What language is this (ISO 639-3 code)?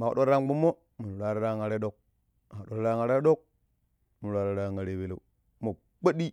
pip